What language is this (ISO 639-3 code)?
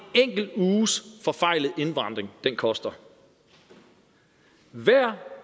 dan